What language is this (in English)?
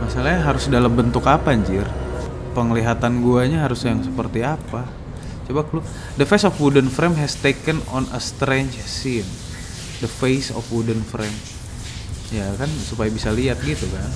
Indonesian